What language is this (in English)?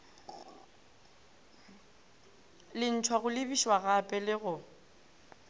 Northern Sotho